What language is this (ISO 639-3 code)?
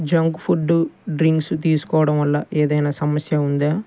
tel